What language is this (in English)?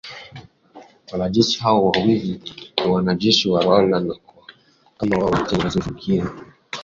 Swahili